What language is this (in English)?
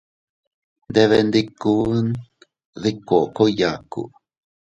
Teutila Cuicatec